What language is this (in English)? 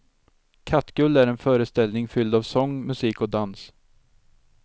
Swedish